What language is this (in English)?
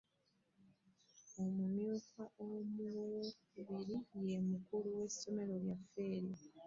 Ganda